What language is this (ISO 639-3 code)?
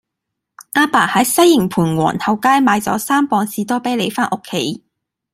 yue